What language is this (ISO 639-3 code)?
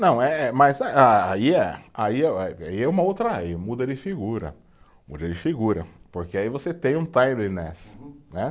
por